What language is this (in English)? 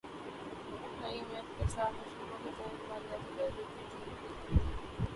Urdu